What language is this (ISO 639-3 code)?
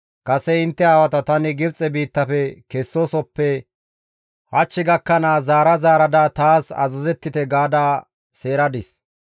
gmv